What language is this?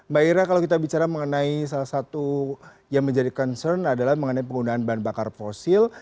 Indonesian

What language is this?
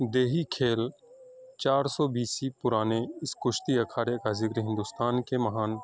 Urdu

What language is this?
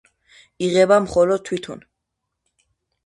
Georgian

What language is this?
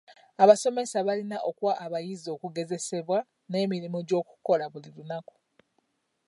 Ganda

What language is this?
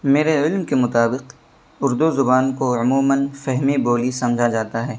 Urdu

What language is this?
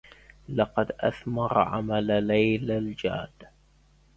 Arabic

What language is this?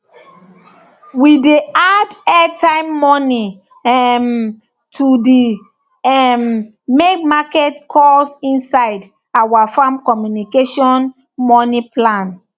Nigerian Pidgin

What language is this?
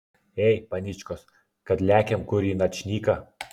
Lithuanian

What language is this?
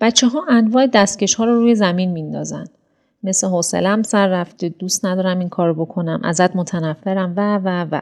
Persian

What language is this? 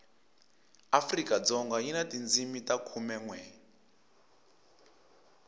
Tsonga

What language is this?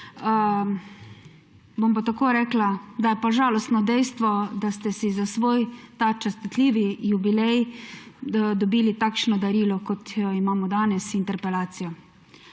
Slovenian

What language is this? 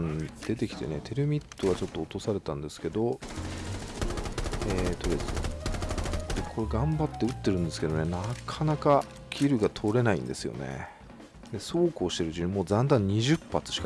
Japanese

